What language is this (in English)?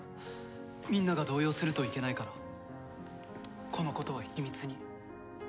Japanese